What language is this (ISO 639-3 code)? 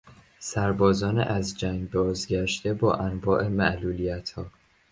fas